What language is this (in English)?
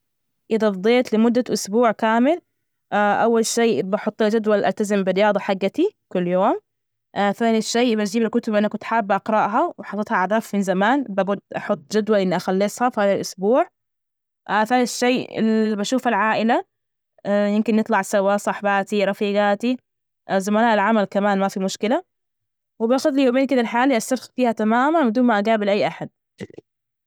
Najdi Arabic